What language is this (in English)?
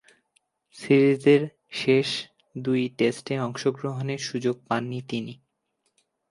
Bangla